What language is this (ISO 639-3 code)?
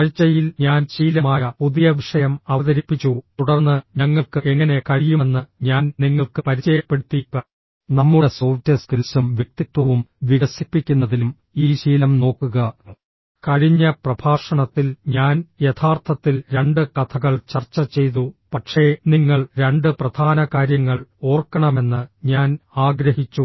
mal